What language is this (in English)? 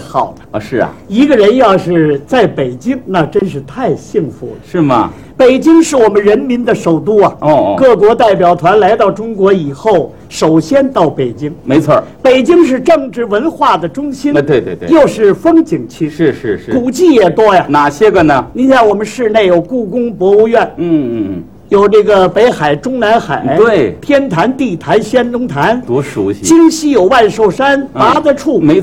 Chinese